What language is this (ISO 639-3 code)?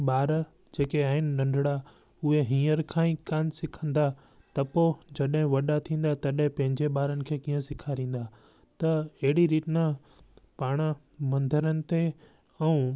snd